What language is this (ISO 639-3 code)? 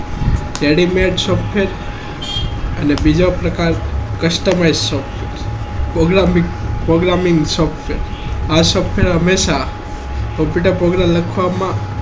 guj